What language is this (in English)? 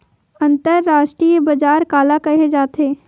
Chhattisgarhi